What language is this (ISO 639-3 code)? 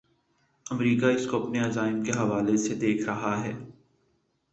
urd